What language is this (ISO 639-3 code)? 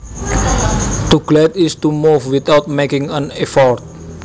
jav